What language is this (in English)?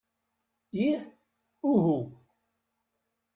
Kabyle